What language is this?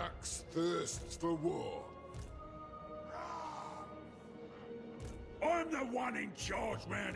Portuguese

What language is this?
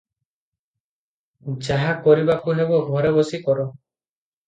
Odia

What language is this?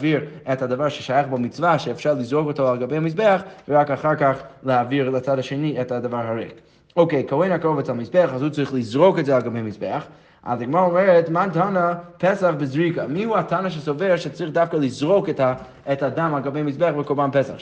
Hebrew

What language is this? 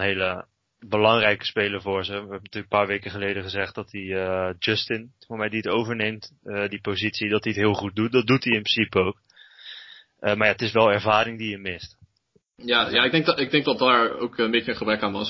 Dutch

